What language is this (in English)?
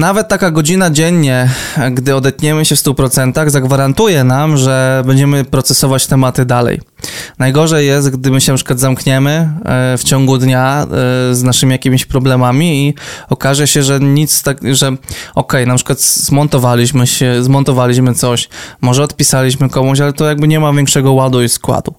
Polish